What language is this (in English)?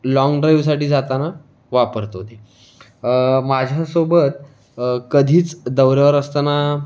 Marathi